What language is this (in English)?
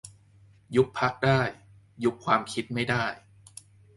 Thai